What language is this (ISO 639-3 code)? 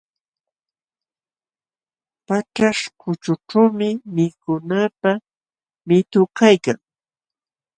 qxw